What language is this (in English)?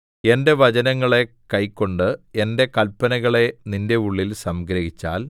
Malayalam